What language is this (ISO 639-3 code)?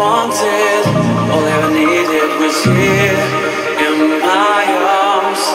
eng